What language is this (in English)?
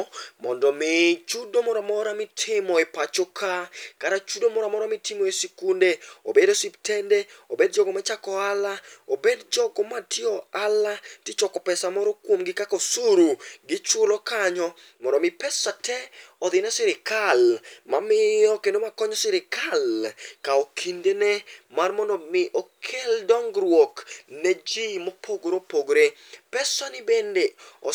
Luo (Kenya and Tanzania)